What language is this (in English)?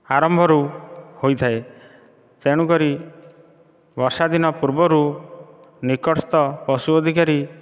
Odia